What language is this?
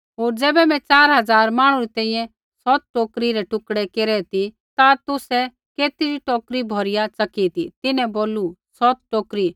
Kullu Pahari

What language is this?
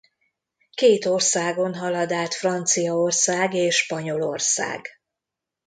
Hungarian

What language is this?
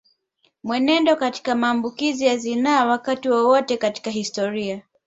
Swahili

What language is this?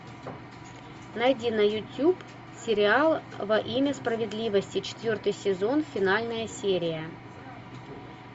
Russian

